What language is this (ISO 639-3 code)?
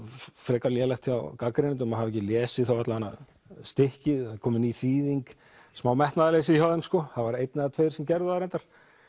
isl